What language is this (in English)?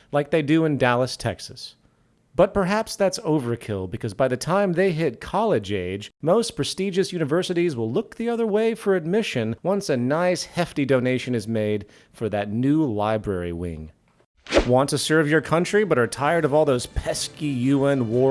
English